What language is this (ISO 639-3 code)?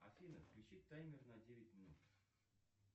rus